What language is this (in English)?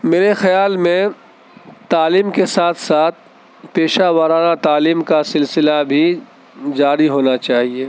Urdu